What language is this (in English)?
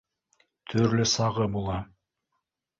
Bashkir